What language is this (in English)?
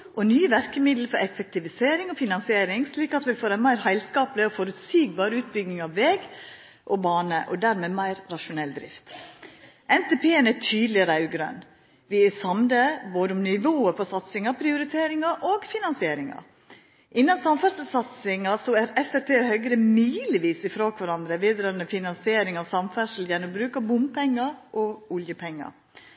Norwegian Nynorsk